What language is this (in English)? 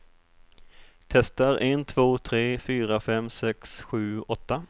Swedish